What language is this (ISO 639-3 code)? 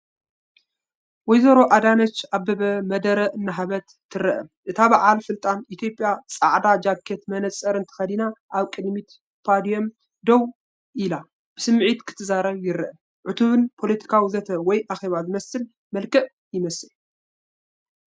tir